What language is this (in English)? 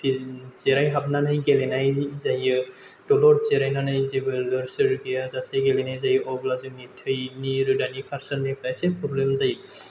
Bodo